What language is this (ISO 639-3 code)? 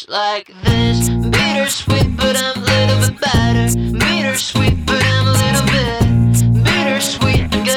ukr